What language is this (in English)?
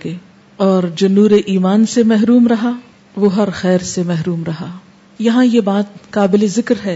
Urdu